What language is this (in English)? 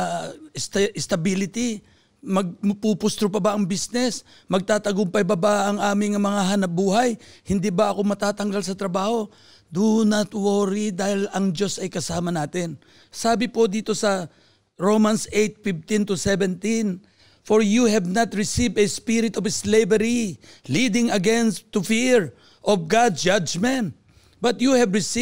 Filipino